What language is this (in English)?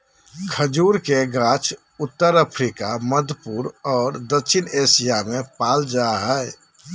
Magahi